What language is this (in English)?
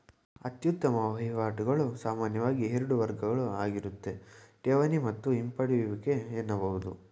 Kannada